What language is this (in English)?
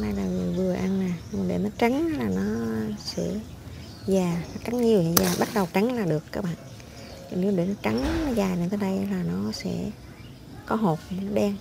Vietnamese